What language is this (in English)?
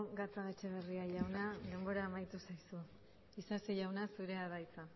Basque